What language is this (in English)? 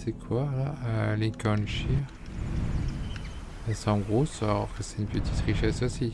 French